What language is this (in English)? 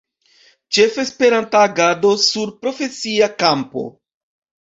Esperanto